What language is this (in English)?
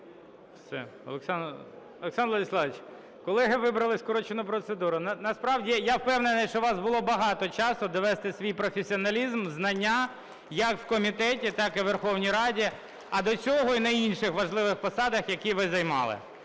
Ukrainian